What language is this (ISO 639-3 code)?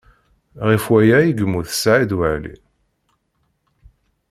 kab